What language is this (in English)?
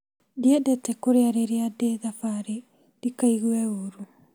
Kikuyu